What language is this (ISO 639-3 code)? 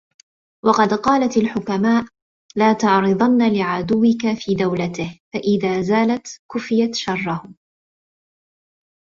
ara